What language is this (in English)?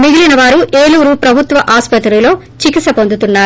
Telugu